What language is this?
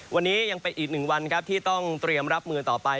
Thai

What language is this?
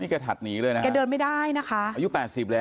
Thai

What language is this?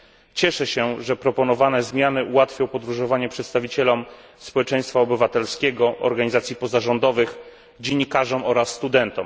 Polish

